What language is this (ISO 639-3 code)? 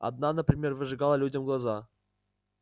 rus